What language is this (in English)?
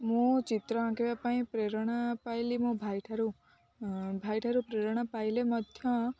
Odia